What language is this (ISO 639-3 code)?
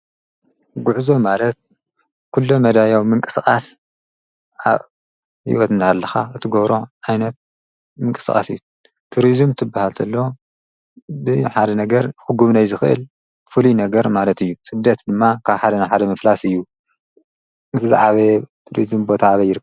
tir